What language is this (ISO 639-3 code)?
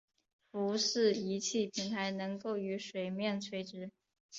zho